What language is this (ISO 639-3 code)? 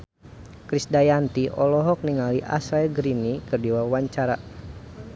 sun